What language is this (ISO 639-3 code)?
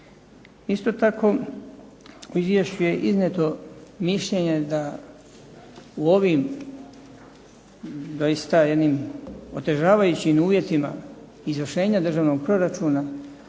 hrv